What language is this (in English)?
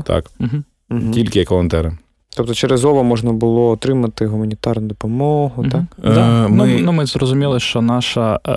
Ukrainian